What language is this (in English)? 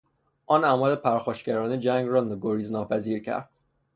Persian